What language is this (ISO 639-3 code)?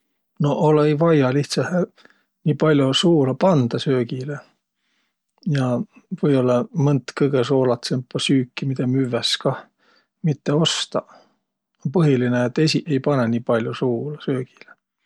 vro